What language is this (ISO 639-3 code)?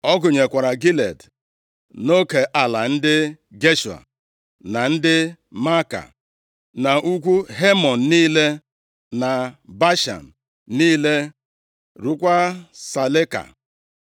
ibo